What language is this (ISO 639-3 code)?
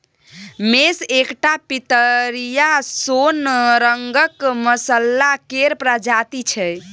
mai